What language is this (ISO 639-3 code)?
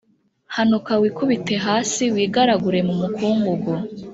kin